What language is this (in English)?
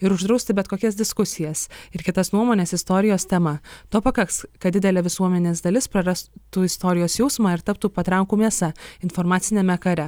Lithuanian